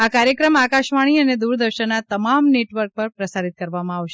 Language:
Gujarati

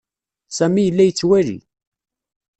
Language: Kabyle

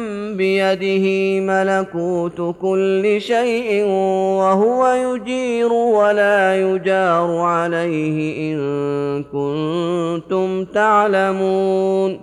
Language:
Arabic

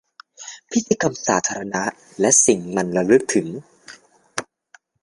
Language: Thai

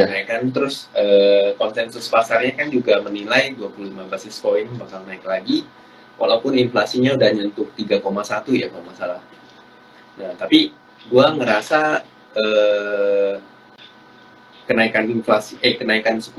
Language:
Indonesian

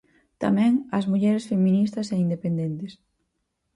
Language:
Galician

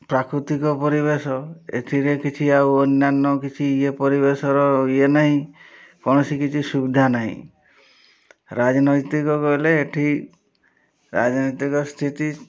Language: Odia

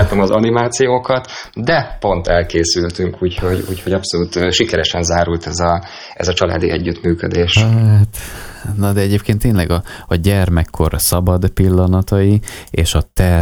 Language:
Hungarian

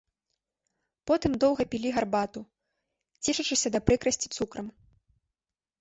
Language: Belarusian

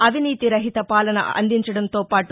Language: Telugu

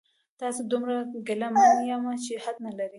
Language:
Pashto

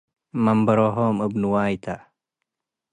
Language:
Tigre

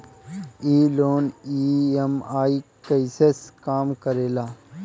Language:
Bhojpuri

